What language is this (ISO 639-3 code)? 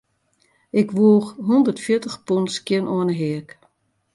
fry